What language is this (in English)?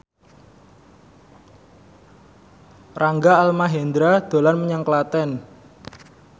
Javanese